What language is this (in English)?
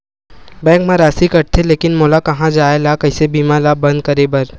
Chhattisgarhi